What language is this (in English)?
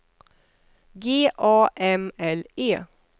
Swedish